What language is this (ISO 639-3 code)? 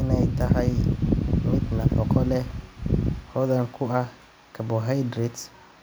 som